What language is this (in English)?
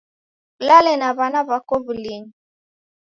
Taita